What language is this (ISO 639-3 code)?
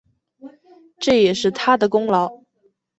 zho